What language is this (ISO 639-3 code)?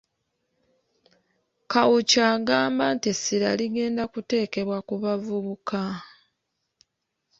lug